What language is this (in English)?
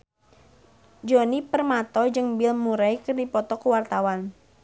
Sundanese